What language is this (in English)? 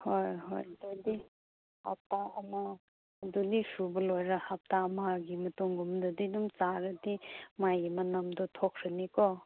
Manipuri